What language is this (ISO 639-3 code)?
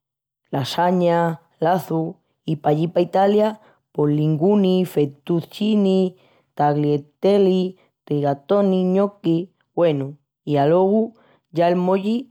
ext